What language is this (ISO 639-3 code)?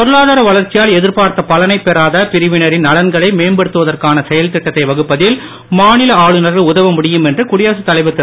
tam